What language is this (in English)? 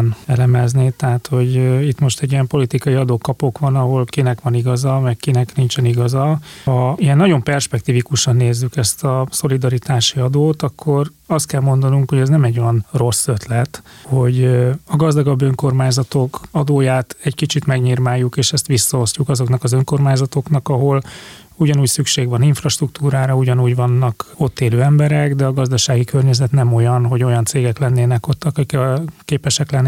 Hungarian